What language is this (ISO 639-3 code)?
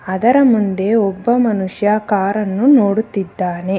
kan